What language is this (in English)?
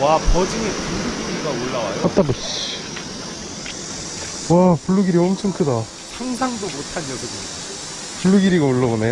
Korean